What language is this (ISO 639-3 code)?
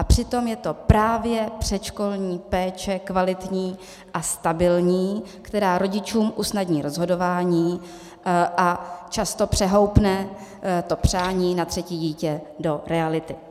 ces